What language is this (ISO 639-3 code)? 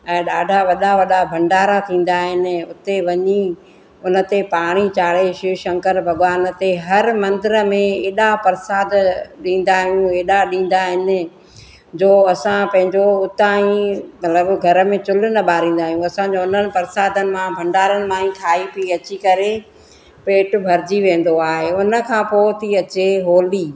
snd